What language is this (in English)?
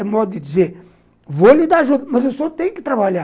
Portuguese